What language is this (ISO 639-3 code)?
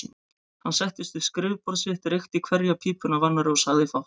isl